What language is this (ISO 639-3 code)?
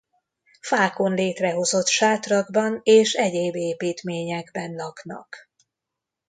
hun